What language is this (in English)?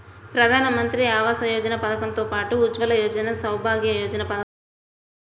Telugu